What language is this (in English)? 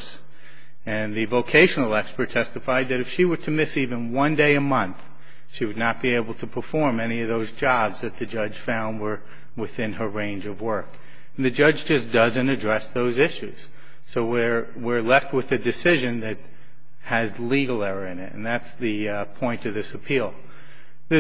English